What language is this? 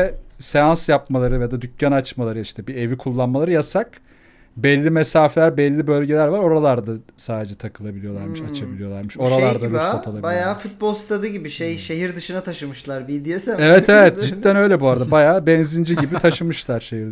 Turkish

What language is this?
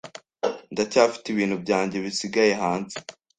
Kinyarwanda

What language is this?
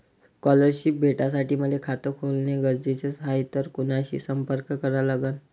Marathi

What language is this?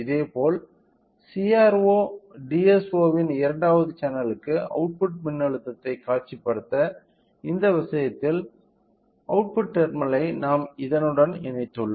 Tamil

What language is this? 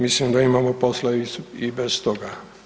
Croatian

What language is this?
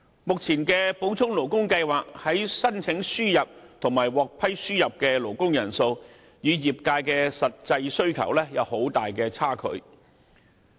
Cantonese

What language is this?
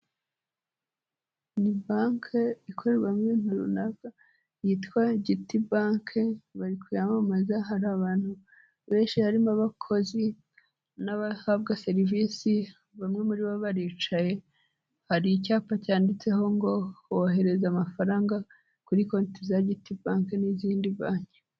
Kinyarwanda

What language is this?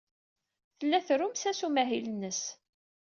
Kabyle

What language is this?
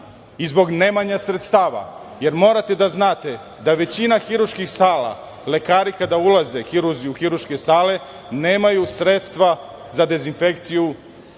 Serbian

